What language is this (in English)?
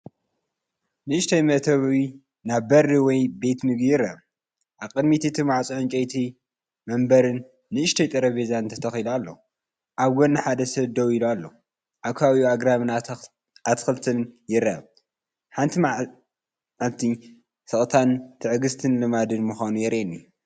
Tigrinya